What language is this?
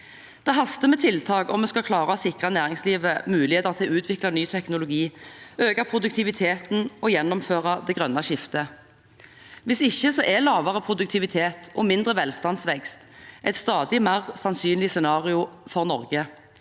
Norwegian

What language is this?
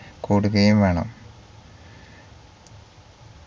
Malayalam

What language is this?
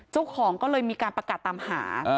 Thai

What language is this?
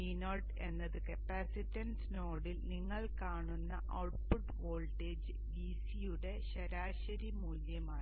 Malayalam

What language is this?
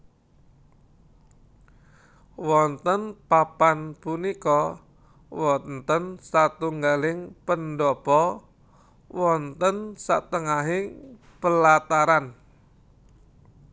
Javanese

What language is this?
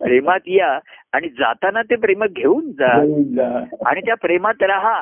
Marathi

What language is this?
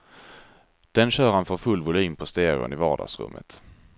Swedish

